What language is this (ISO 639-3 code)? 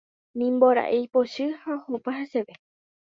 grn